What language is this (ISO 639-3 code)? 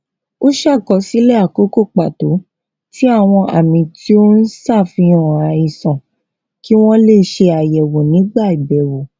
yor